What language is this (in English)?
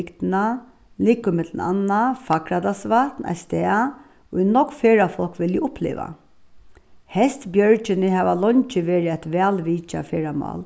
Faroese